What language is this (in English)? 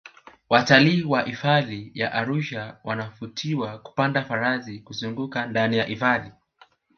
Swahili